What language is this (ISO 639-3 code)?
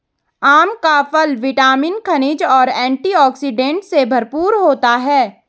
hin